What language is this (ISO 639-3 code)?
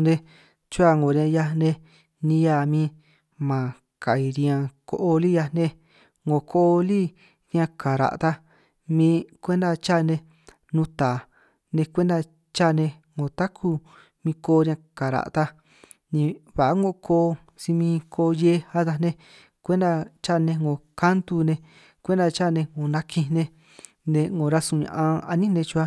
trq